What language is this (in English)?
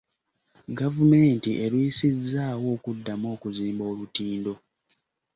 Ganda